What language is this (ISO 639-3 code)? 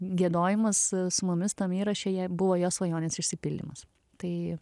lit